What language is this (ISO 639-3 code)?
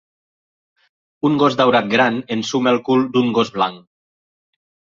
cat